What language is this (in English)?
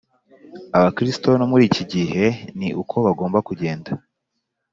Kinyarwanda